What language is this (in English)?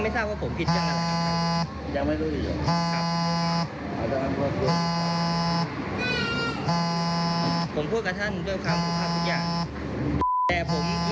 Thai